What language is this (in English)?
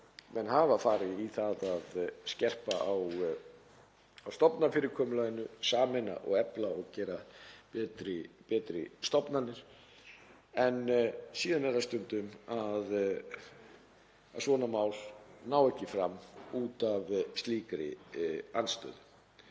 Icelandic